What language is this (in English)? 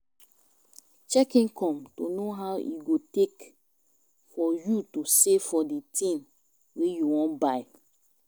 Nigerian Pidgin